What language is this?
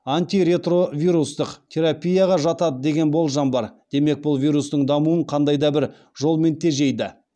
Kazakh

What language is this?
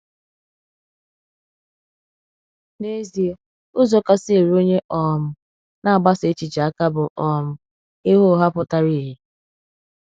Igbo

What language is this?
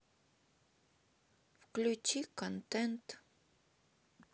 Russian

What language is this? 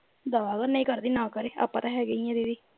Punjabi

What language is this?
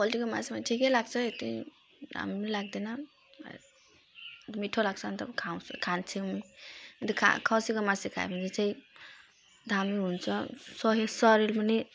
Nepali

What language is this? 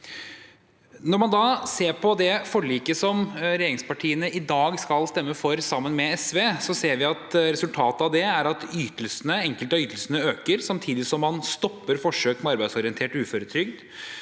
Norwegian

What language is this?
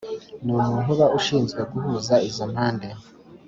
Kinyarwanda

